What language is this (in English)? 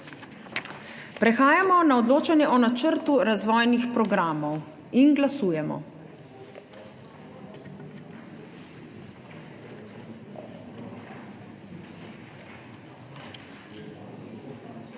Slovenian